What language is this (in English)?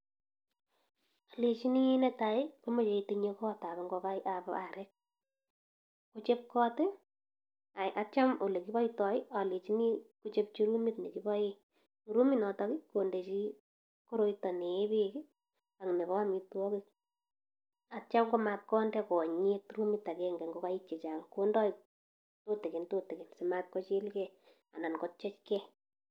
Kalenjin